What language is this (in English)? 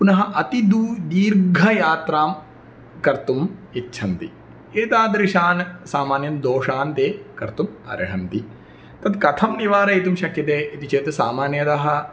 Sanskrit